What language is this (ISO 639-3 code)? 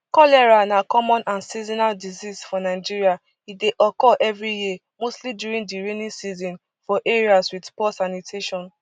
pcm